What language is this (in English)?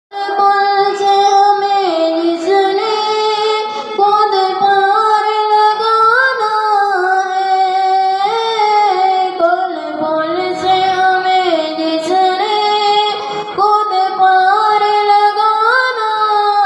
Hindi